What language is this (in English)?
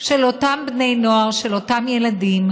Hebrew